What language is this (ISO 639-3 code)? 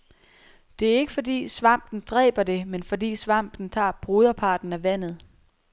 dan